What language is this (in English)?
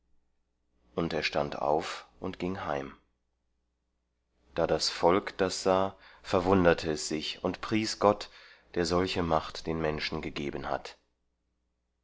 German